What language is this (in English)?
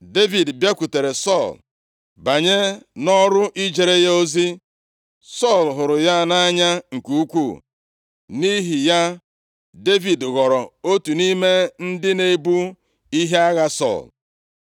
Igbo